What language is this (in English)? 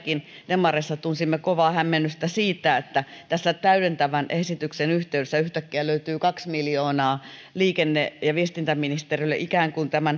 Finnish